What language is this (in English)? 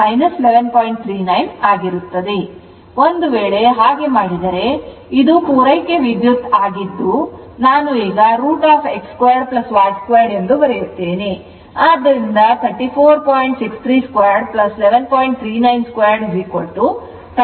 Kannada